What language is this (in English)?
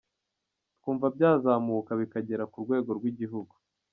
Kinyarwanda